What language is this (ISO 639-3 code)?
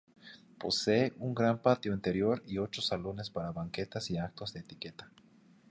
spa